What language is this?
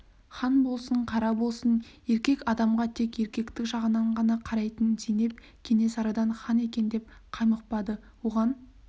Kazakh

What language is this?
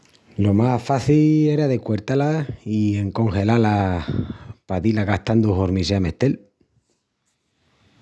Extremaduran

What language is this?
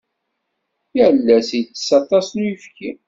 Kabyle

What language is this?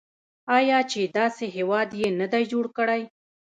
Pashto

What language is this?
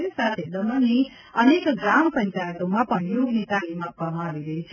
Gujarati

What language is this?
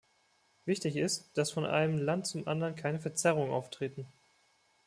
German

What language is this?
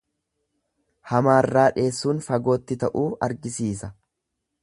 Oromo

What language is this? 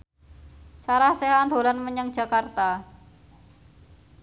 Javanese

